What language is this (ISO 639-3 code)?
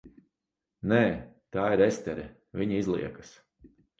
lav